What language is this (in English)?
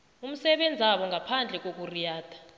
South Ndebele